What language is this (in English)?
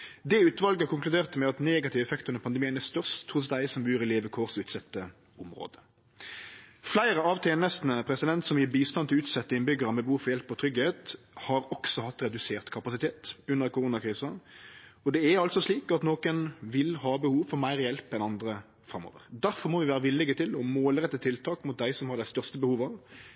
Norwegian Nynorsk